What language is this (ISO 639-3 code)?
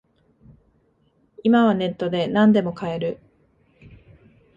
jpn